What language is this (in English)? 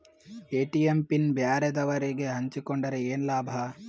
Kannada